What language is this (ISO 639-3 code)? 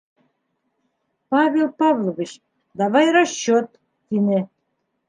bak